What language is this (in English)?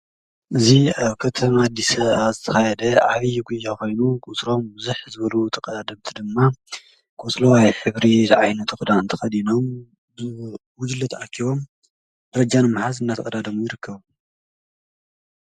Tigrinya